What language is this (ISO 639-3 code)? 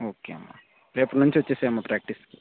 tel